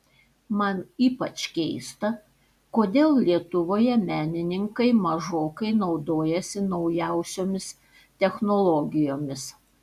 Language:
Lithuanian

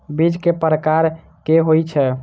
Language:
Maithili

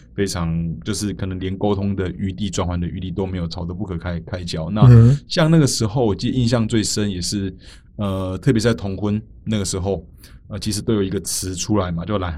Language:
Chinese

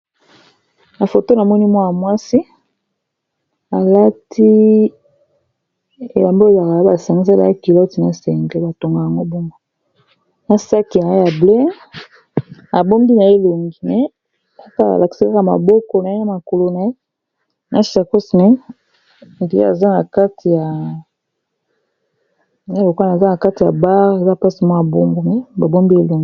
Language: Lingala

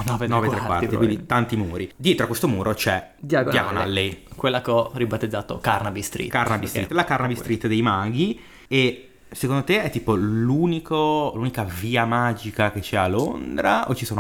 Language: Italian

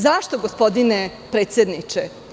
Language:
Serbian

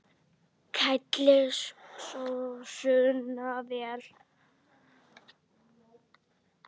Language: Icelandic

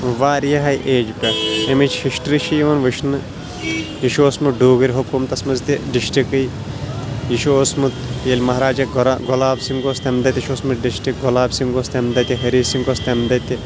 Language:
Kashmiri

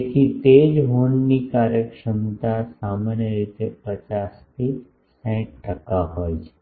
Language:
Gujarati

